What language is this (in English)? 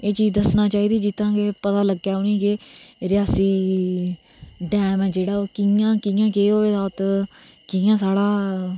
Dogri